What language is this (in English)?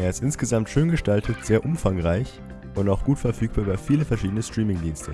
German